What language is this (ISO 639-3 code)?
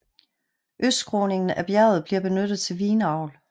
dan